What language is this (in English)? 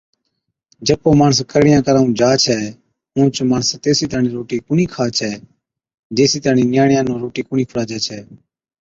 Od